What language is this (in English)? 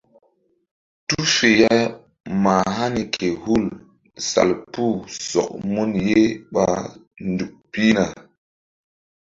Mbum